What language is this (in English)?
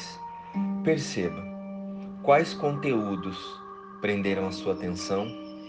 Portuguese